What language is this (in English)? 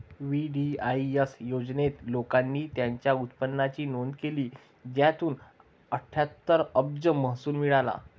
Marathi